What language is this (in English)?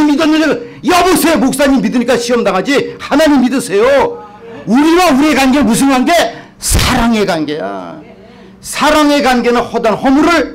Korean